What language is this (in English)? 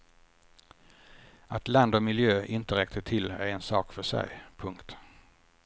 Swedish